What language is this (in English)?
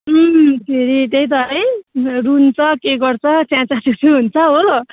Nepali